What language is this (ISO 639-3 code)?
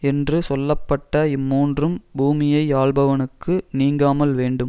tam